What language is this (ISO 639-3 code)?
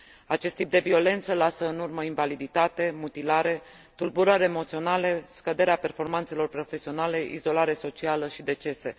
ron